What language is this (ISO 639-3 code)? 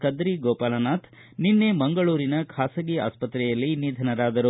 kan